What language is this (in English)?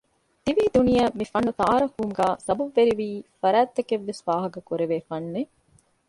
Divehi